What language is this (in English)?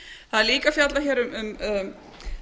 Icelandic